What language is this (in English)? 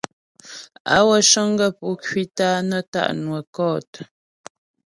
Ghomala